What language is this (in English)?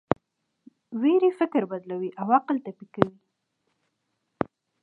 Pashto